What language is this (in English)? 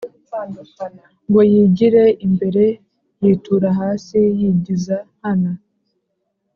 Kinyarwanda